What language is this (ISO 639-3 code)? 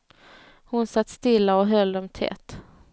swe